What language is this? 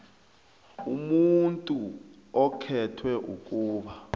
South Ndebele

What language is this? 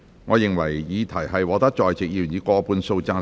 Cantonese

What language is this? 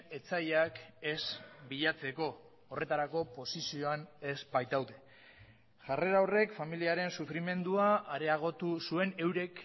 Basque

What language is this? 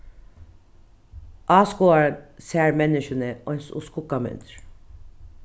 Faroese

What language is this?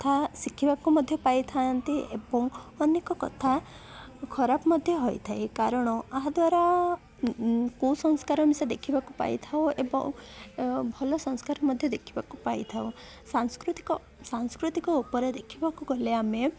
Odia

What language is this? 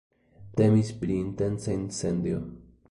Esperanto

